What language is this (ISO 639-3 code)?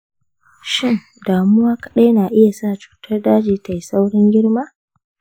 hau